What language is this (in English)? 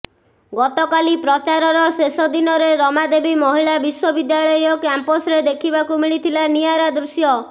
Odia